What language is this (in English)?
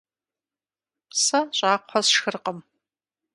Kabardian